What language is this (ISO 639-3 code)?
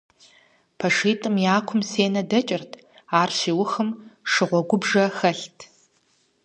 kbd